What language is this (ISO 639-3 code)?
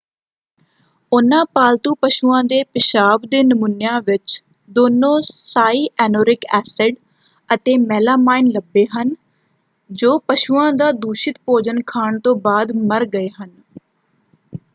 pan